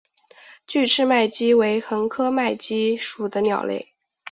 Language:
Chinese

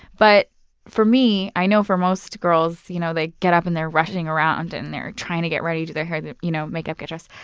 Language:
English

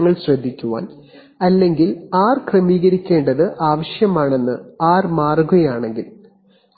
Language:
Malayalam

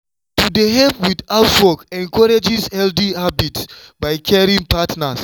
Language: Nigerian Pidgin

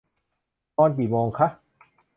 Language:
Thai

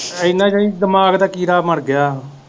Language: Punjabi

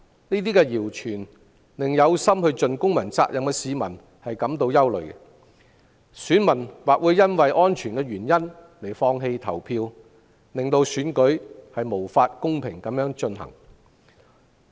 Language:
Cantonese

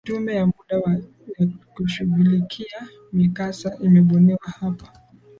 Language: Swahili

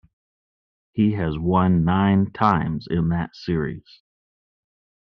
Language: English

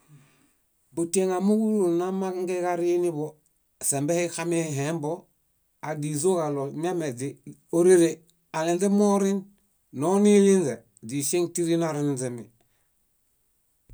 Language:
Bayot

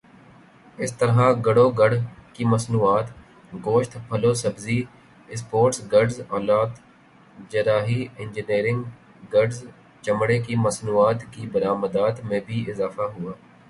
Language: Urdu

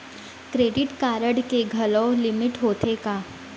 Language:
Chhattisgarhi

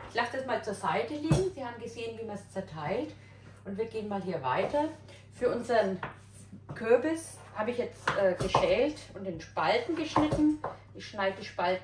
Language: German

